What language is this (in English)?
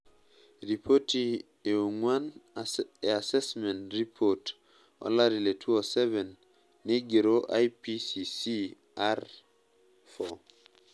Masai